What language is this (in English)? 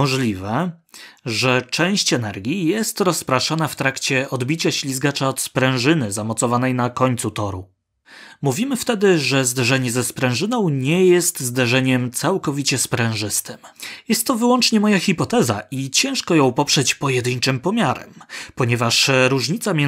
Polish